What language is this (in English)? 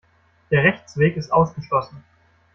German